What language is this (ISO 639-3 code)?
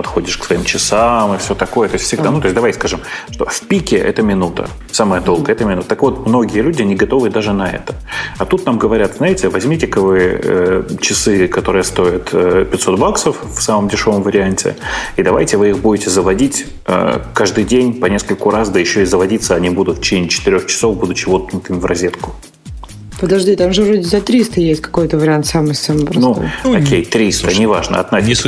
rus